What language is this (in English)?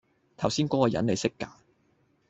Cantonese